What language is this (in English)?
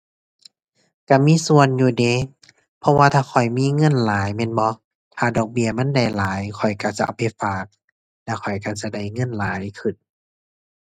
Thai